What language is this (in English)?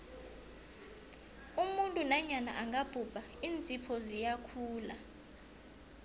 South Ndebele